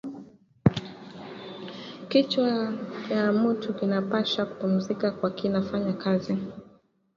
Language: Swahili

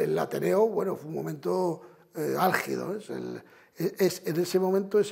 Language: Spanish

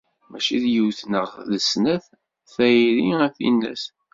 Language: Kabyle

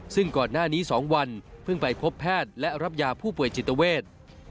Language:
Thai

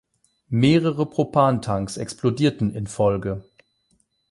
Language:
German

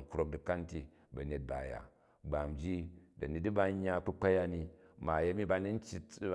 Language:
Jju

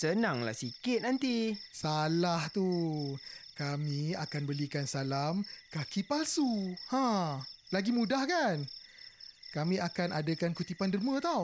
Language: Malay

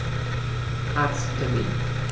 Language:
German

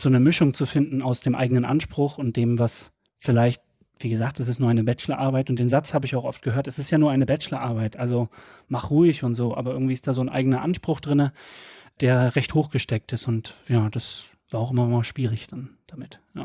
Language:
German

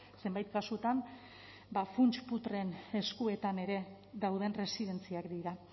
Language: Basque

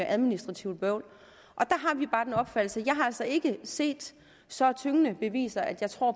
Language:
Danish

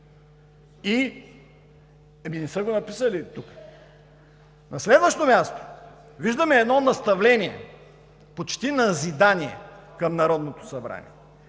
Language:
Bulgarian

